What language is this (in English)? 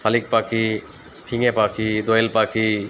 Bangla